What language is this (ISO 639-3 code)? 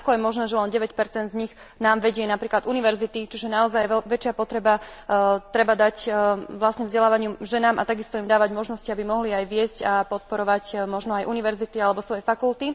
slk